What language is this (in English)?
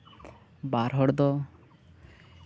Santali